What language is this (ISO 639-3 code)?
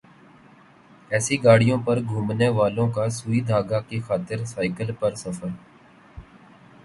urd